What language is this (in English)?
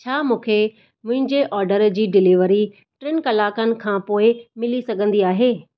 Sindhi